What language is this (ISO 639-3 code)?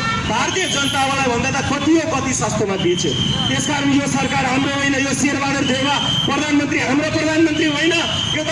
nep